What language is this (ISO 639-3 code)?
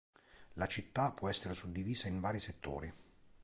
ita